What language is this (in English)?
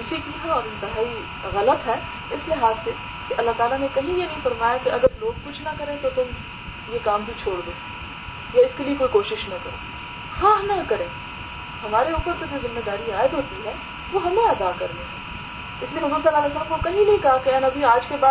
Urdu